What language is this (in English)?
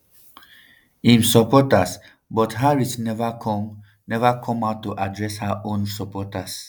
Nigerian Pidgin